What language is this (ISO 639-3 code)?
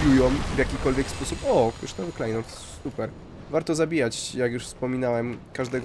pol